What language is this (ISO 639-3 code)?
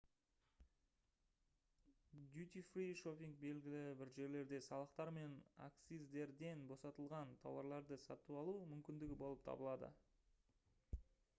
kaz